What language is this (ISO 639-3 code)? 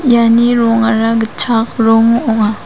grt